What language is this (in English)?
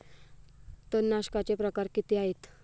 Marathi